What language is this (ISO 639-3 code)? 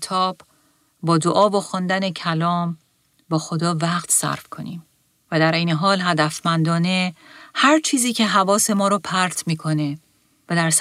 fas